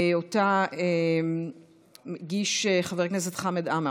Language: Hebrew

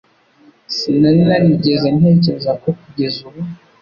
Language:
Kinyarwanda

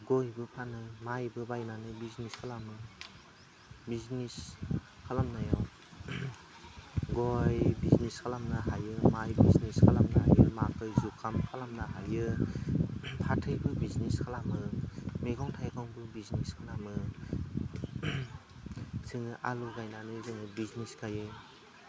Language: Bodo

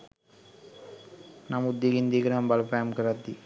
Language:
Sinhala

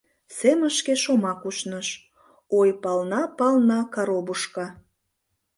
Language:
Mari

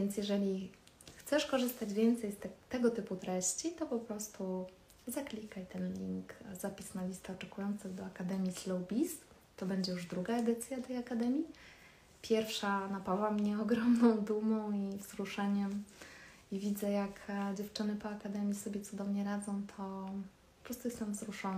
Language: Polish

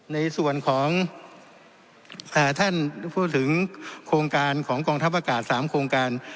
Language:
Thai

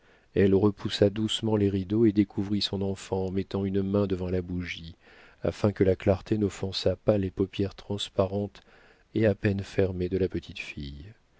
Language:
French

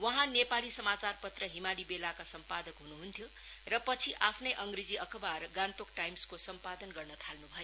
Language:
Nepali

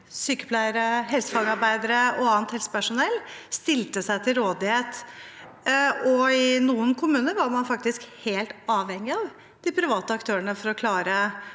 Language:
Norwegian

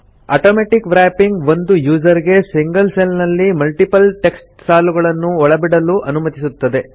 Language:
Kannada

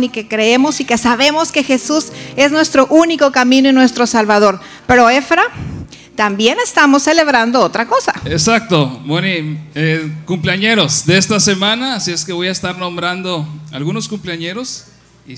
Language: Spanish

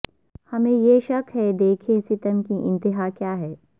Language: Urdu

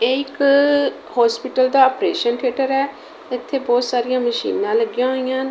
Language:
Punjabi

